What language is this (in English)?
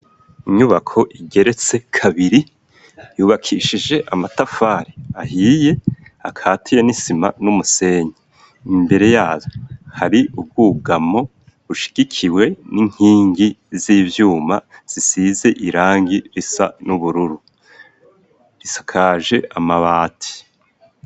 Rundi